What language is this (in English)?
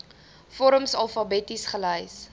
Afrikaans